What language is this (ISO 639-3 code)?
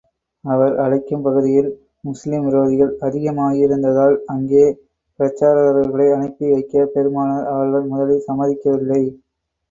tam